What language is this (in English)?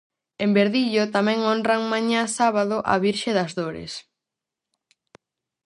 Galician